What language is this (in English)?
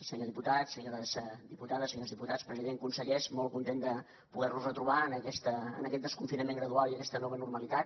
Catalan